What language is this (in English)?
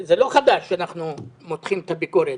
Hebrew